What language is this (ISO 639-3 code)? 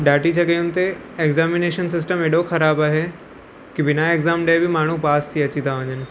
snd